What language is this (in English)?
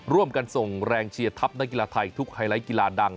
Thai